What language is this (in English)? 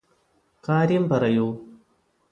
Malayalam